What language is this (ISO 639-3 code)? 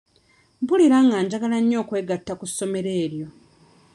lug